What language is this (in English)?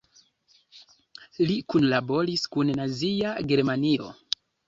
Esperanto